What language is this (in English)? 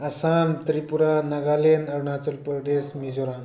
Manipuri